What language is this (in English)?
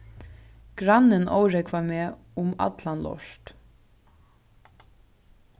Faroese